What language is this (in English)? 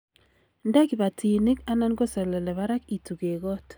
Kalenjin